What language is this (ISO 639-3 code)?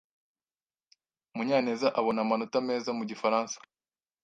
kin